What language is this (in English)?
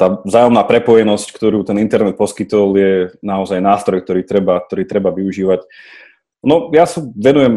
Slovak